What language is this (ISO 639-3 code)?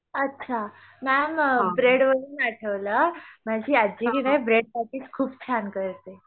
mar